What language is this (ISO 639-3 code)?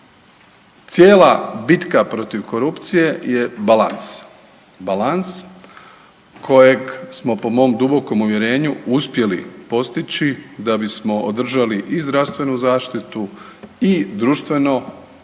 hrv